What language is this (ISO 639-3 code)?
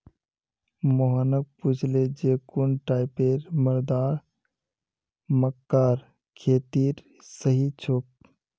mag